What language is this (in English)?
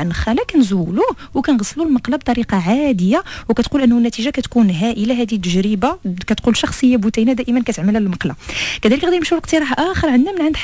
Arabic